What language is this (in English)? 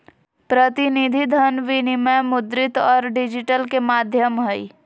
Magahi